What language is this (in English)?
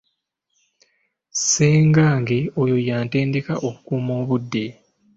Ganda